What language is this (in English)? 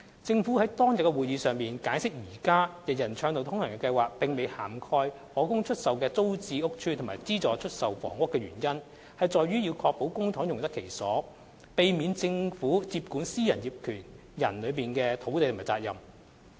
Cantonese